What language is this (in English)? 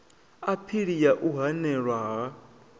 Venda